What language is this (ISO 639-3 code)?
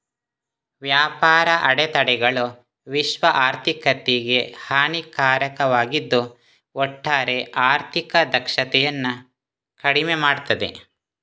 kan